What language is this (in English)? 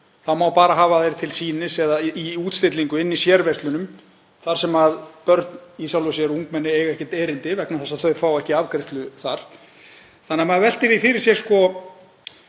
Icelandic